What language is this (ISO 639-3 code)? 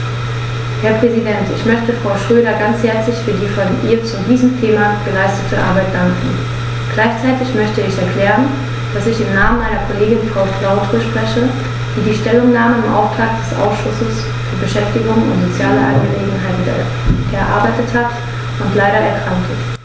deu